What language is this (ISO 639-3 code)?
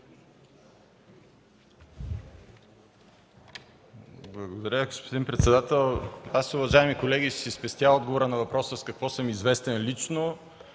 bul